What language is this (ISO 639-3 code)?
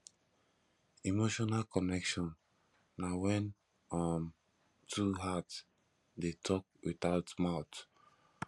pcm